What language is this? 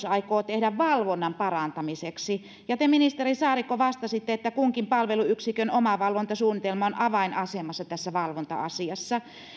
Finnish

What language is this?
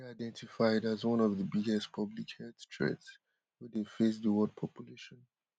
Nigerian Pidgin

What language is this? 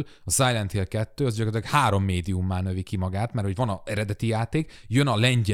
Hungarian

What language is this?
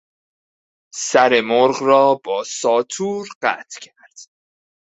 Persian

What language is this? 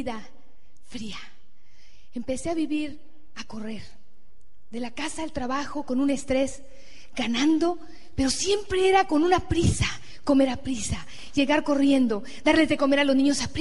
Spanish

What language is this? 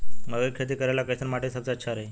Bhojpuri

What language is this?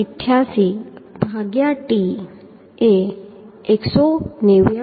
Gujarati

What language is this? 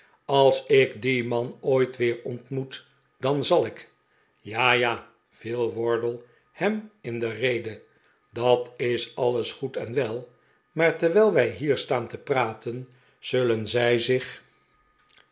Dutch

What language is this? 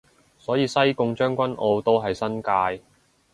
Cantonese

